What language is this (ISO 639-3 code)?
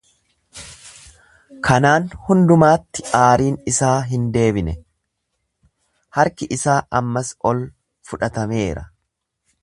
orm